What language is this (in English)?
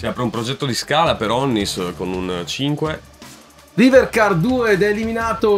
Italian